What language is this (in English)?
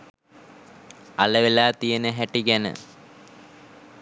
Sinhala